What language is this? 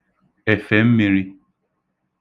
Igbo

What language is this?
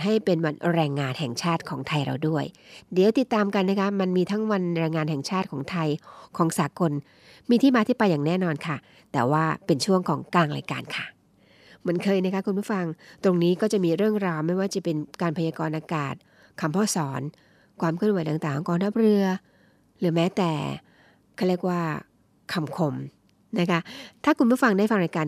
Thai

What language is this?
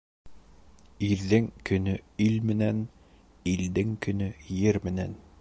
Bashkir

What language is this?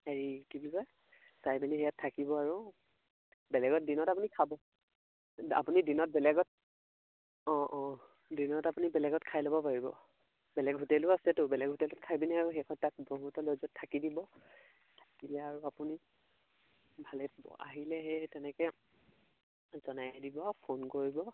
Assamese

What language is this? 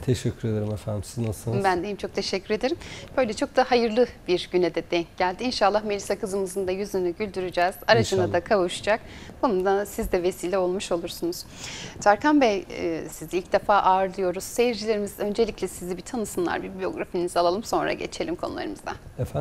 Turkish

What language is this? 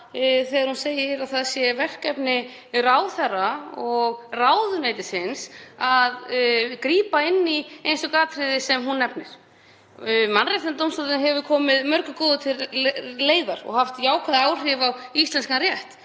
Icelandic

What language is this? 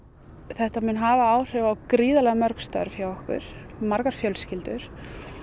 Icelandic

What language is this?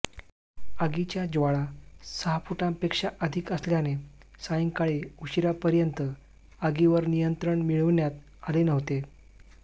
Marathi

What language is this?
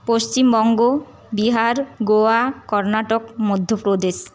Bangla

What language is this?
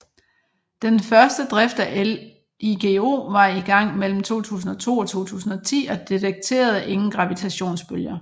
Danish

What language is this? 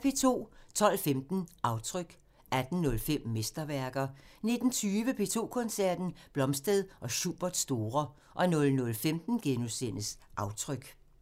Danish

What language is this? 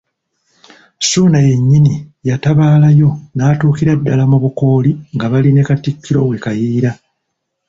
Ganda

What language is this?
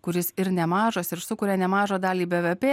Lithuanian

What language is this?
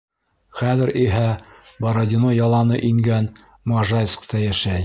Bashkir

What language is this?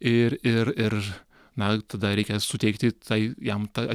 Lithuanian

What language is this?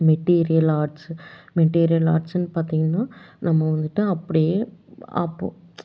Tamil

